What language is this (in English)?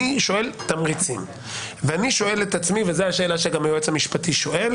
Hebrew